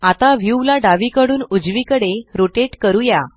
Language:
Marathi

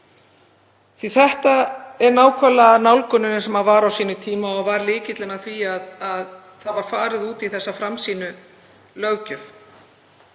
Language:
Icelandic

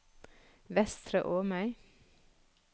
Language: Norwegian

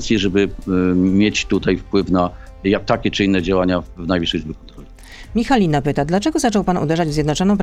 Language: Polish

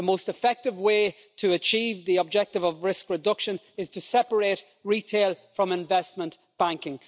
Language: English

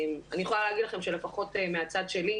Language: Hebrew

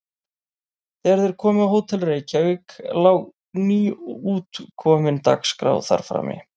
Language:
Icelandic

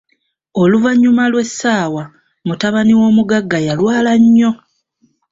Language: Ganda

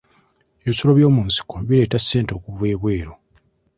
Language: Ganda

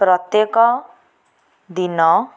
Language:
Odia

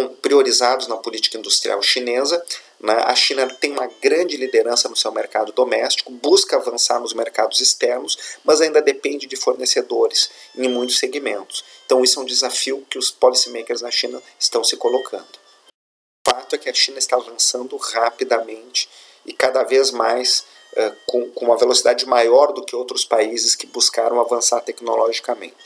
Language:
Portuguese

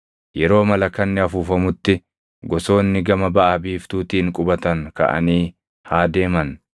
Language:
Oromo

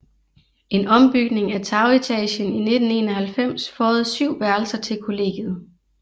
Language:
Danish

